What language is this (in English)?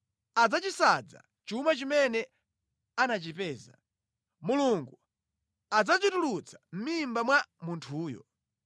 Nyanja